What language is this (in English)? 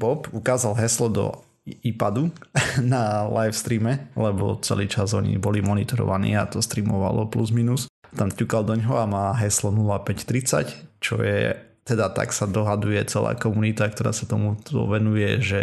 Slovak